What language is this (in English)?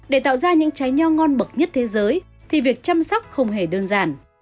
Vietnamese